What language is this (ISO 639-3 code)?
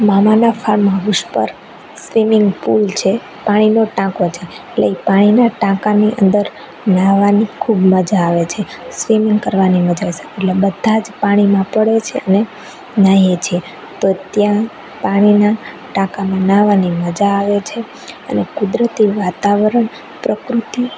guj